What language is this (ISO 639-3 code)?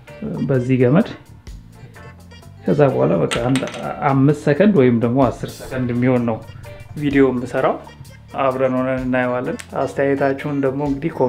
ind